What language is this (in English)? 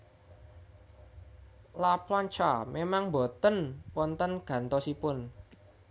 Javanese